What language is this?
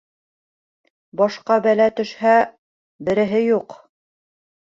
Bashkir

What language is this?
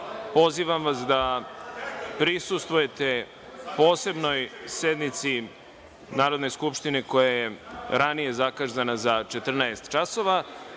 Serbian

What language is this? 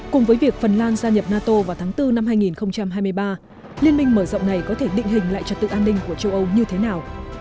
Vietnamese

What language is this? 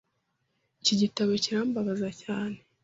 Kinyarwanda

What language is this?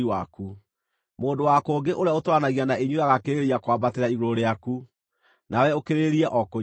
Kikuyu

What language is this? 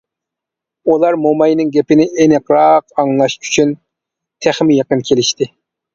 Uyghur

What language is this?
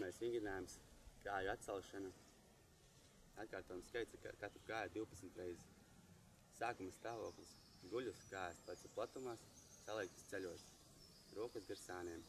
Dutch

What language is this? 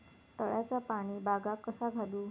Marathi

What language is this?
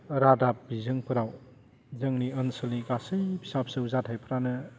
Bodo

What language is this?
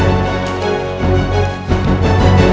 Indonesian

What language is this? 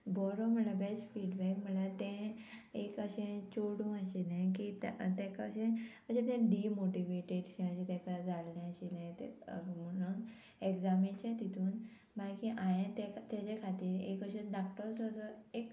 Konkani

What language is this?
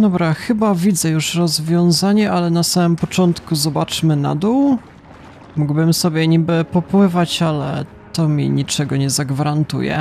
Polish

